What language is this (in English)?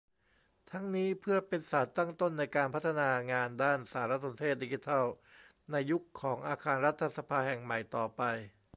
Thai